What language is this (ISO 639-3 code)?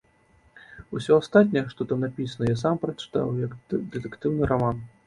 bel